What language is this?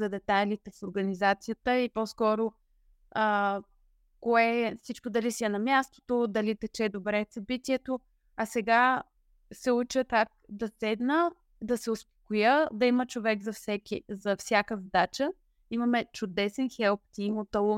Bulgarian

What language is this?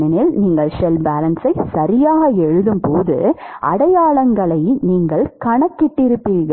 Tamil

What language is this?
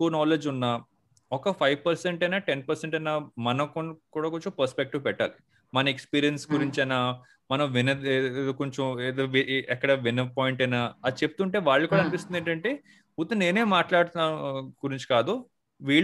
Telugu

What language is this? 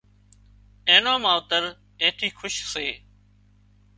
Wadiyara Koli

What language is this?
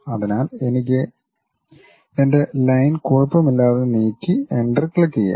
Malayalam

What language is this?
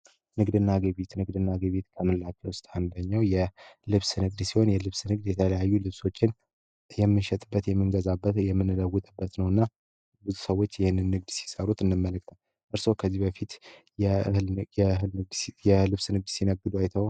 Amharic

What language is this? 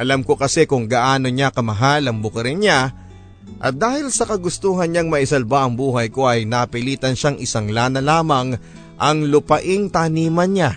Filipino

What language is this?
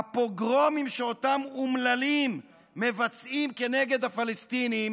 Hebrew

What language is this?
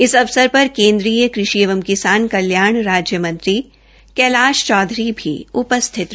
Hindi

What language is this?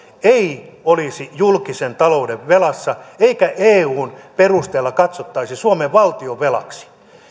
Finnish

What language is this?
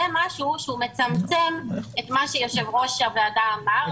Hebrew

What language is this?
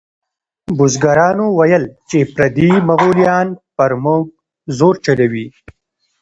Pashto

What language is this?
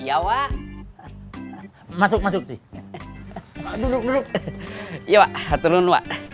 Indonesian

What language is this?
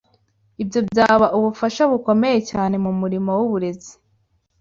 Kinyarwanda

